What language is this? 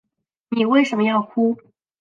Chinese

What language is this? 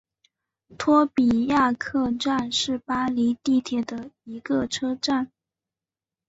Chinese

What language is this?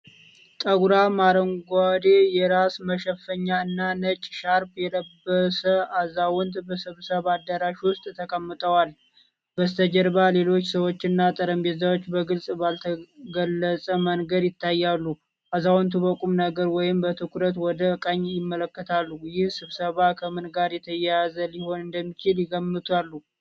Amharic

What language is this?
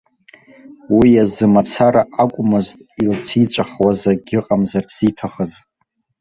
Abkhazian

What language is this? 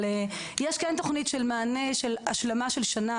Hebrew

